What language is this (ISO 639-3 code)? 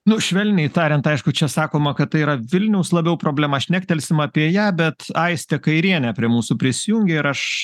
lit